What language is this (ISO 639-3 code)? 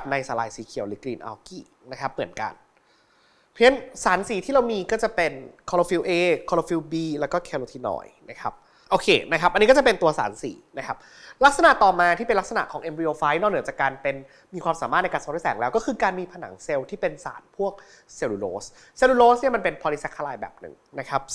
tha